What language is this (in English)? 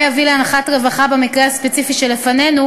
Hebrew